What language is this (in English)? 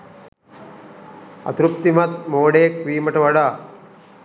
Sinhala